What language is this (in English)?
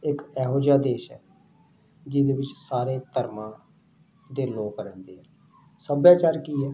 Punjabi